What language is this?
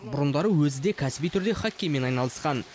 Kazakh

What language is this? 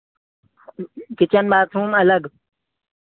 Hindi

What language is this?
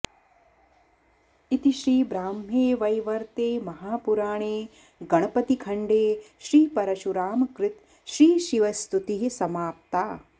Sanskrit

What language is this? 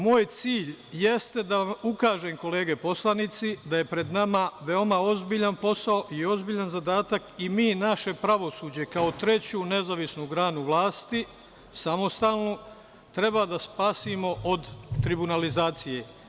Serbian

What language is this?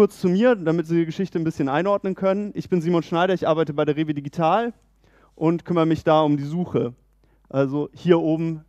German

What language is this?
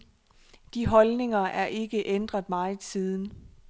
Danish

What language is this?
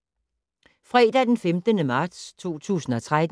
Danish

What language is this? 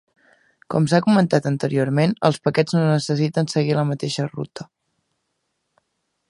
Catalan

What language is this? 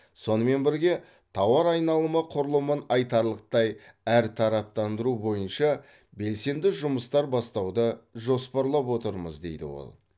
Kazakh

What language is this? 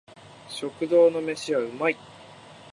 Japanese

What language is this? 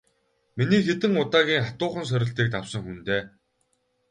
Mongolian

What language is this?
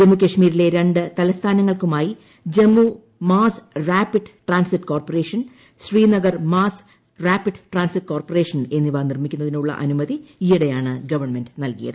Malayalam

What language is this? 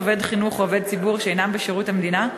Hebrew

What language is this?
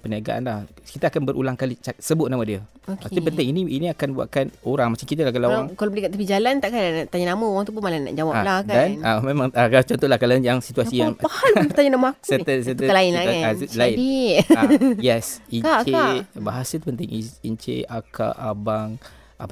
Malay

